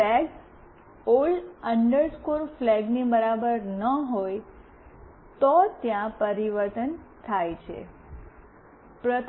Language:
Gujarati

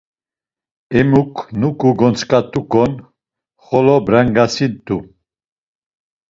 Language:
Laz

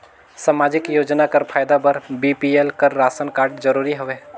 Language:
Chhattisgarhi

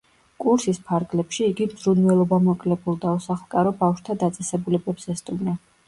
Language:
Georgian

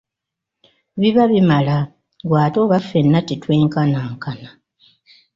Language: Ganda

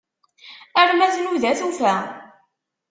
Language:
Kabyle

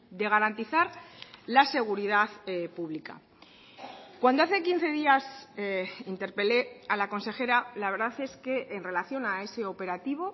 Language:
Spanish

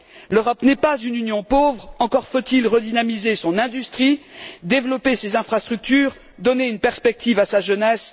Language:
French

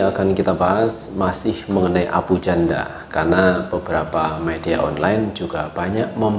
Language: Indonesian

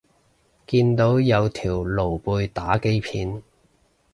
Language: Cantonese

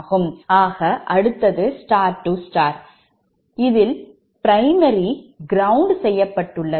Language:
Tamil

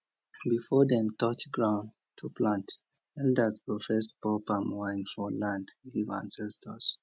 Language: Nigerian Pidgin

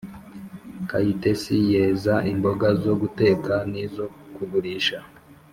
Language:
Kinyarwanda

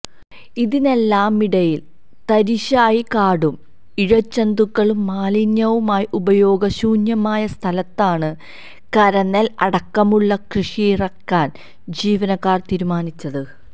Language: Malayalam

